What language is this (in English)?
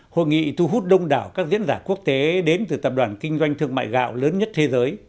Vietnamese